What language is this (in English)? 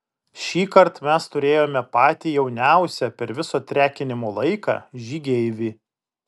Lithuanian